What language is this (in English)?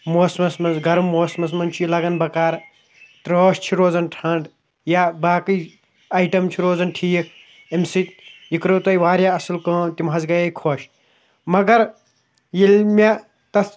Kashmiri